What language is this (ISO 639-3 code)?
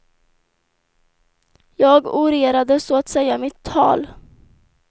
swe